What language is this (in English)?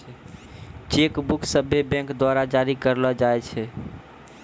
Maithili